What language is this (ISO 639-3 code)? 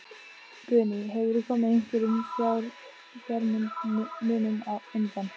isl